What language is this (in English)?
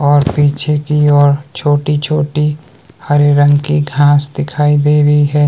Hindi